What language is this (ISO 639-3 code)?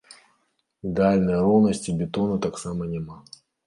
bel